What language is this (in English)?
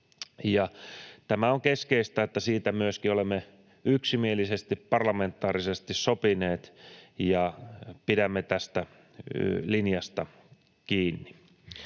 Finnish